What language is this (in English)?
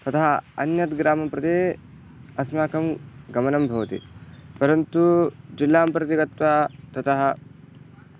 Sanskrit